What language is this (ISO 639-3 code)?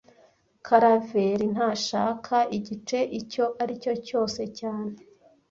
kin